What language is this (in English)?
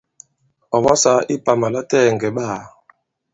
Bankon